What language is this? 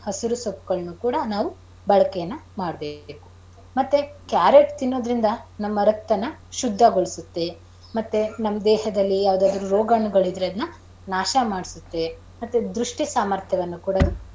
Kannada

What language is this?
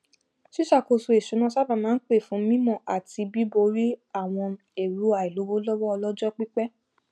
Yoruba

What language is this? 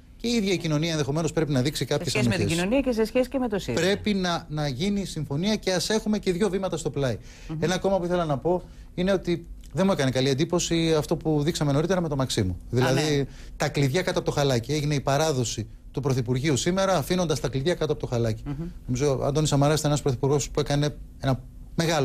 Greek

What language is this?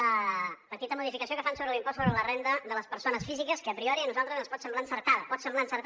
Catalan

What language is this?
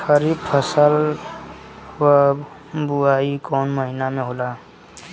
Bhojpuri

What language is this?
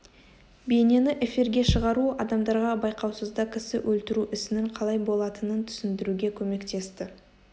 Kazakh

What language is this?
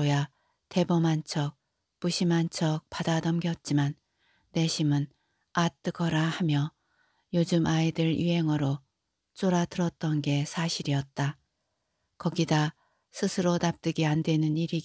Korean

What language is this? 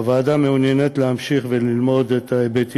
Hebrew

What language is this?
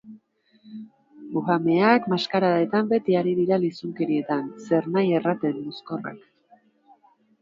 Basque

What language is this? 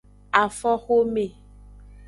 Aja (Benin)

